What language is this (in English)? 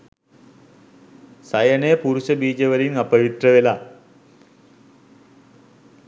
Sinhala